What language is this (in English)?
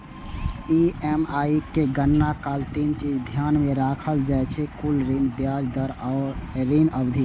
Maithili